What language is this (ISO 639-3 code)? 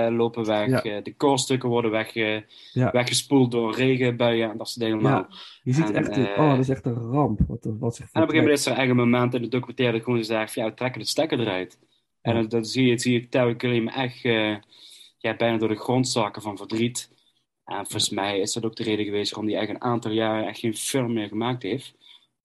nld